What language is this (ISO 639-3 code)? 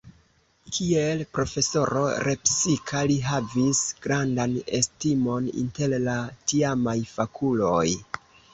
epo